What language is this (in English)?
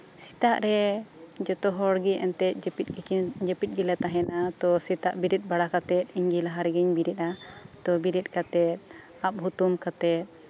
Santali